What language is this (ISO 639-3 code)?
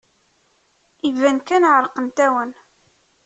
kab